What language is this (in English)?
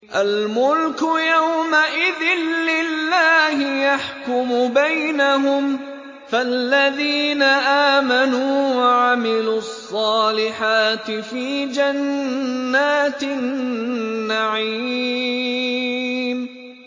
Arabic